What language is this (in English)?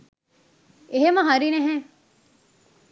Sinhala